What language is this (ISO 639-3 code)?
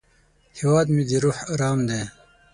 pus